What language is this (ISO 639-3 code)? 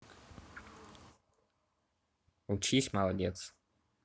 rus